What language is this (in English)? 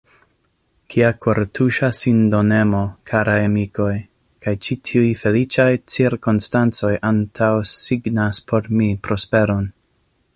Esperanto